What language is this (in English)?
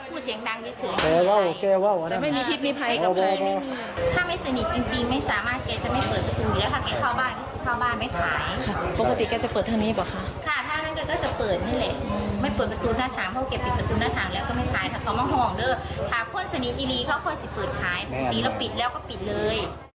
Thai